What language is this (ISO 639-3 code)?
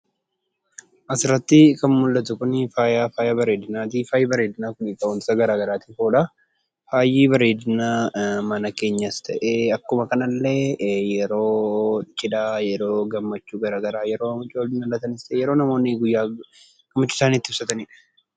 orm